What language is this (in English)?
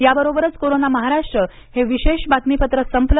Marathi